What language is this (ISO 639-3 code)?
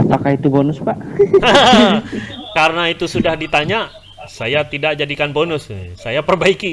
ind